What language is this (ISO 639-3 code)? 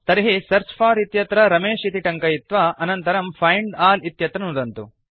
san